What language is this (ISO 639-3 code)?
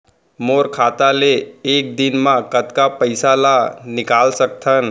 hne